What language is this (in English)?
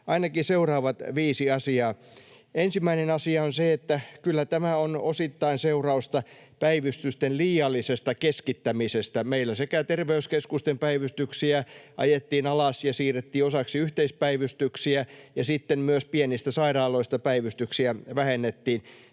Finnish